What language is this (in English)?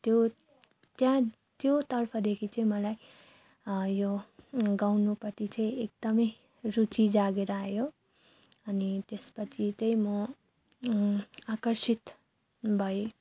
Nepali